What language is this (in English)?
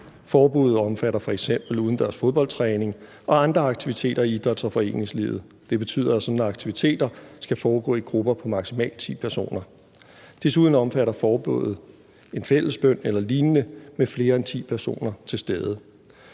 Danish